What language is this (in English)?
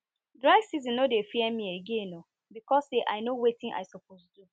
Nigerian Pidgin